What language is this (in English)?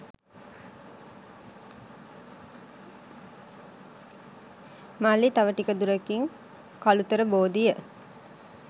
Sinhala